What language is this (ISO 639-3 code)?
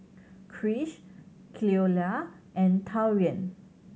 eng